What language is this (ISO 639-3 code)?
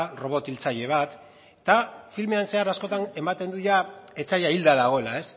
eus